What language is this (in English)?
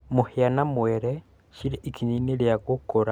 Kikuyu